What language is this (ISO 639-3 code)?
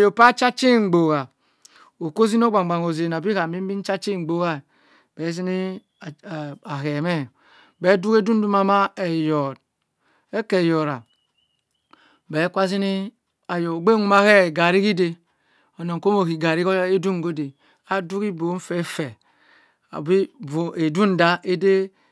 mfn